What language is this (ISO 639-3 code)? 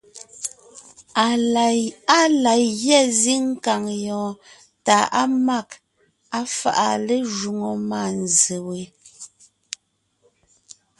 nnh